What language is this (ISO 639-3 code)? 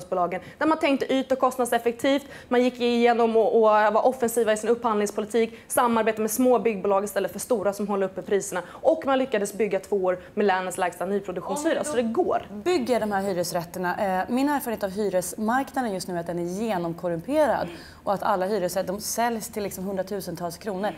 swe